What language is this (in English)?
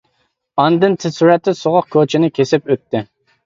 Uyghur